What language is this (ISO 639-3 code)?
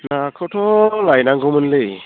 brx